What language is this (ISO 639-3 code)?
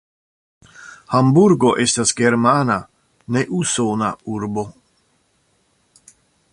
epo